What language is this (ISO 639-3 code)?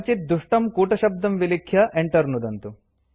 san